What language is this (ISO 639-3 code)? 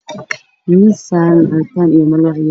som